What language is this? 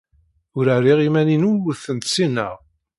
Kabyle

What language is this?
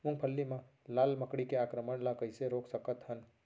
Chhattisgarhi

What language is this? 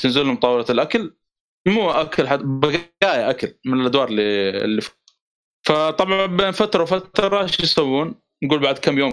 Arabic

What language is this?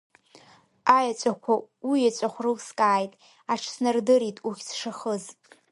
Abkhazian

